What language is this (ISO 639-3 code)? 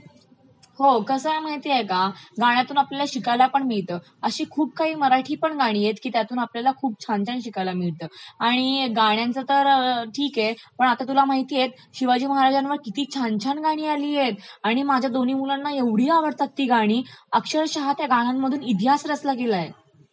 mar